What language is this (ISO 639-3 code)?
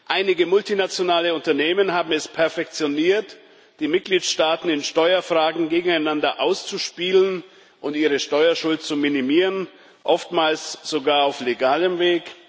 deu